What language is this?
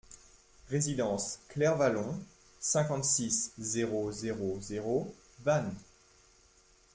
French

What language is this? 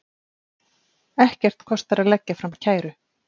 Icelandic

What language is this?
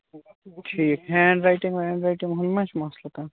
Kashmiri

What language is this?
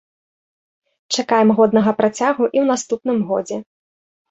Belarusian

